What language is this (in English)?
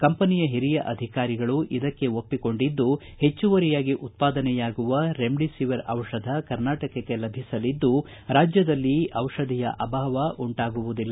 Kannada